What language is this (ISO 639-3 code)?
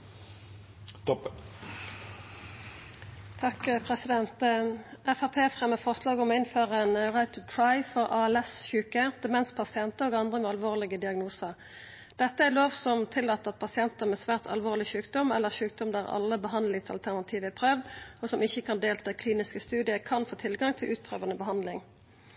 nno